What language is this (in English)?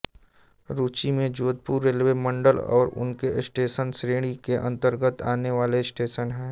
Hindi